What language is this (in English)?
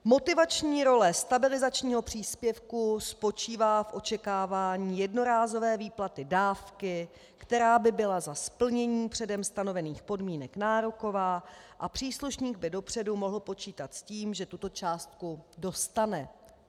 Czech